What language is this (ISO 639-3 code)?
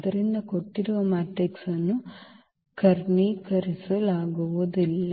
kan